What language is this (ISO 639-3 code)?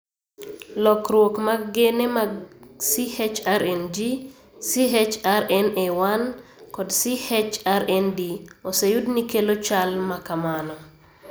luo